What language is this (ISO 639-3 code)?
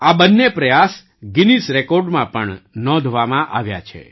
guj